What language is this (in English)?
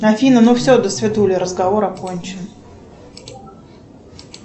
Russian